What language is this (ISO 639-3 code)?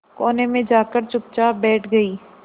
hin